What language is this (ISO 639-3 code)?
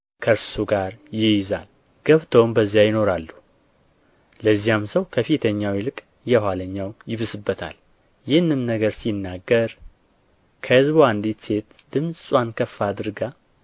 amh